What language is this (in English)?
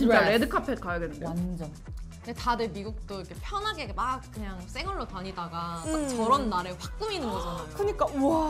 Korean